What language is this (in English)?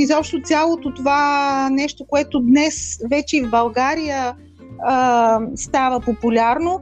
Bulgarian